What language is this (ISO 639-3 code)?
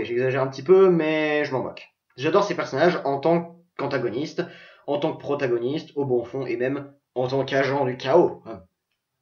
fra